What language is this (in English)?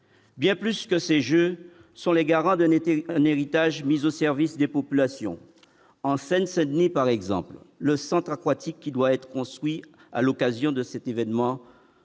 French